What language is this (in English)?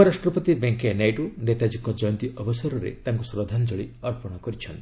Odia